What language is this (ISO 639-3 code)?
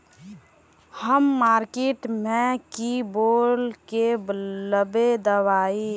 mag